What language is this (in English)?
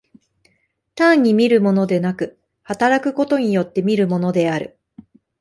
Japanese